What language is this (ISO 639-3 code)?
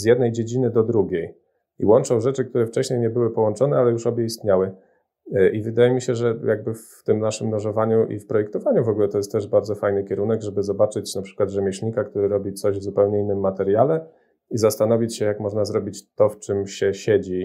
pol